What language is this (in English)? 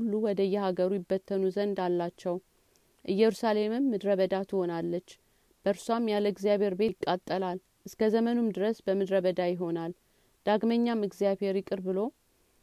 Amharic